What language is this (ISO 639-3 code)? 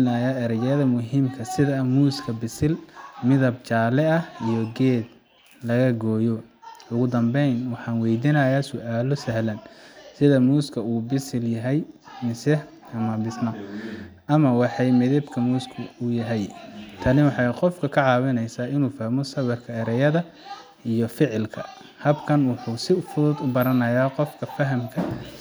som